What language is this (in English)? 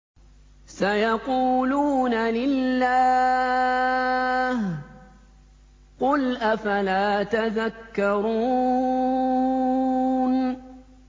Arabic